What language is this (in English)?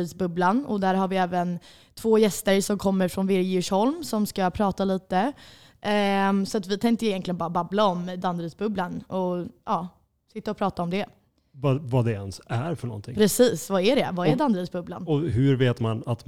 Swedish